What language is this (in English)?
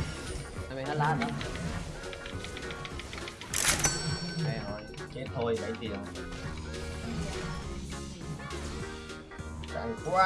Vietnamese